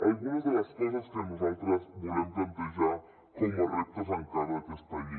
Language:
Catalan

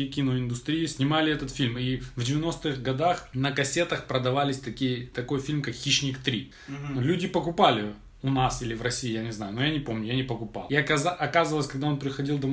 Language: Russian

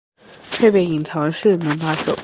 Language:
Chinese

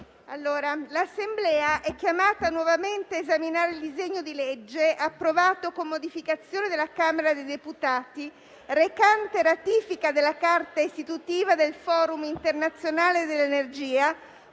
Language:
Italian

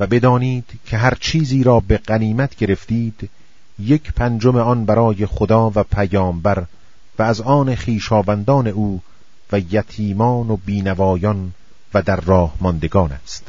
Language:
Persian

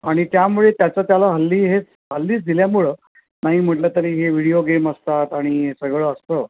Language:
Marathi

